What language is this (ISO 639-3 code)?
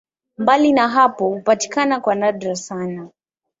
swa